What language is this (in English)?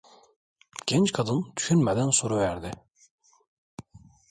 Turkish